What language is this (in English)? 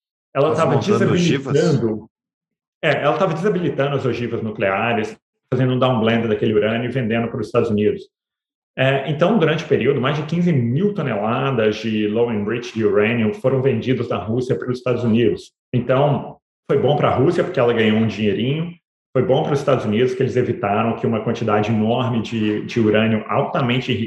Portuguese